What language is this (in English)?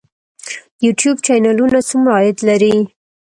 Pashto